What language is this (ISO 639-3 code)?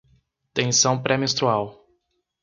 por